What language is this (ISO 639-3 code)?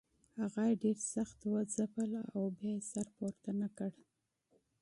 pus